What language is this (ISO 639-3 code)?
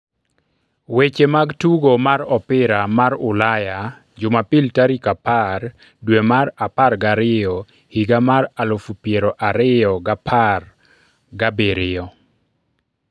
luo